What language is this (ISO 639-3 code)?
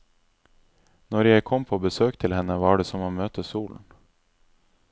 nor